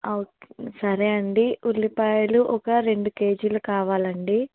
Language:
Telugu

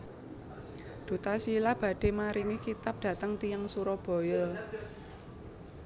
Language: Javanese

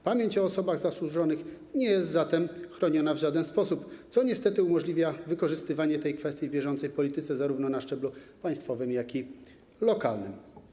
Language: Polish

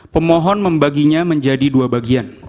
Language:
Indonesian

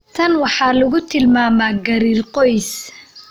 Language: Somali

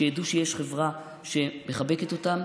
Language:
Hebrew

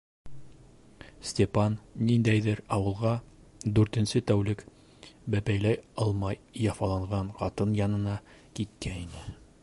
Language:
Bashkir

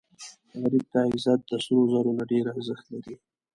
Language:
Pashto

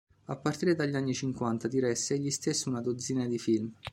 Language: Italian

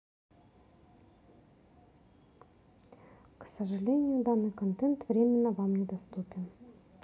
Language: Russian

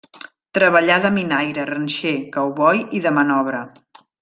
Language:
Catalan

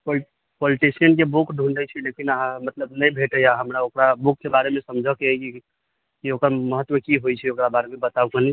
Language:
Maithili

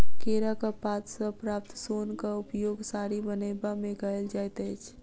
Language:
Maithili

